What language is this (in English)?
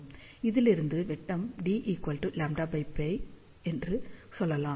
Tamil